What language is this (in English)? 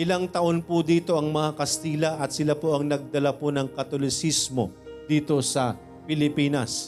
Filipino